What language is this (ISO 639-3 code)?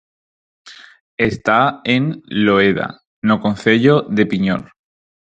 glg